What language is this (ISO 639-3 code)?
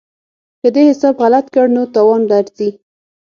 pus